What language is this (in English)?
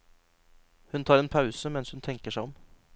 Norwegian